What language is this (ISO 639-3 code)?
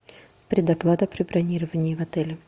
rus